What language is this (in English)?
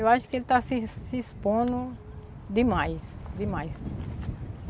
Portuguese